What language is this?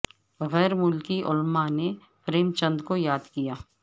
Urdu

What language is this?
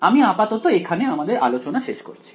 Bangla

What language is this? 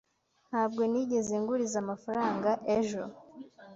Kinyarwanda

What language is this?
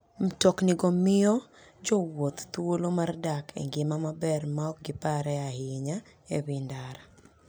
Luo (Kenya and Tanzania)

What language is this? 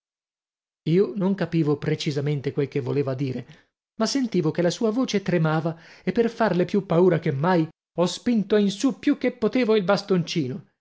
Italian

